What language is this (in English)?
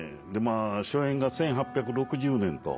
Japanese